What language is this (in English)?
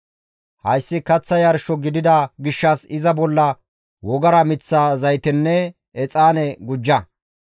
Gamo